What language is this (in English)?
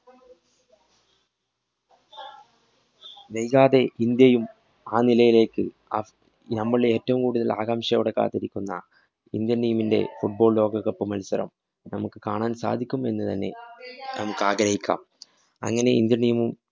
Malayalam